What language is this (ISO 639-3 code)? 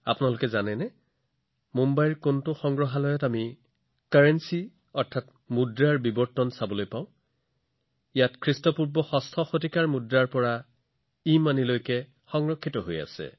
asm